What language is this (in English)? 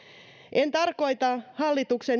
Finnish